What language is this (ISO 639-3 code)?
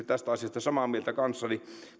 fin